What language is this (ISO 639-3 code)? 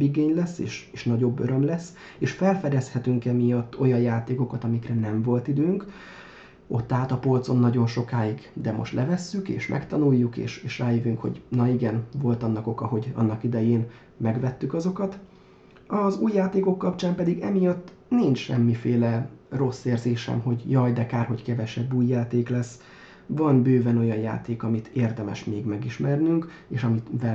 hun